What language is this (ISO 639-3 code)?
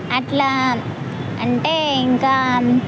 tel